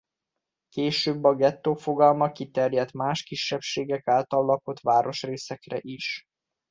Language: Hungarian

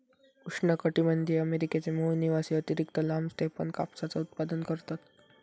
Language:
Marathi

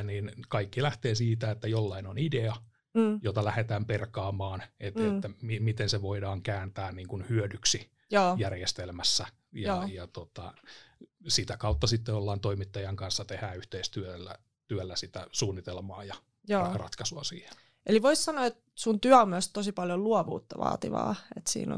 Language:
Finnish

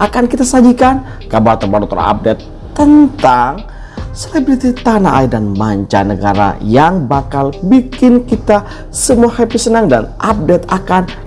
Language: Indonesian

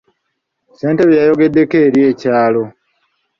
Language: Ganda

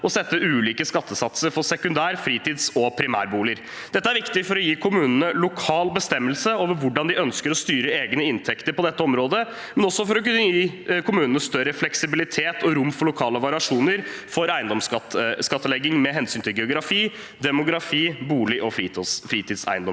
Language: Norwegian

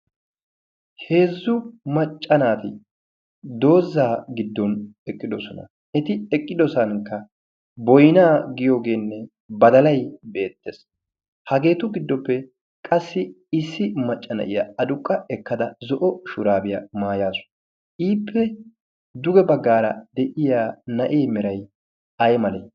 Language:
Wolaytta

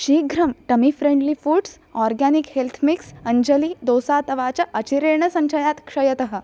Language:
Sanskrit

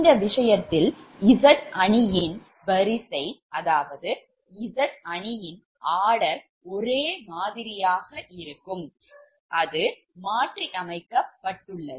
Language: Tamil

